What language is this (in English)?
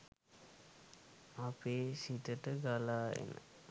Sinhala